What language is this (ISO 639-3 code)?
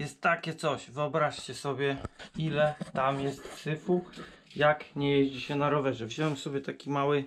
pol